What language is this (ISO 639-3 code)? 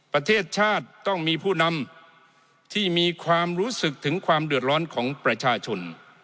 tha